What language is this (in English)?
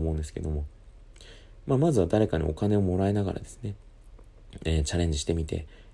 Japanese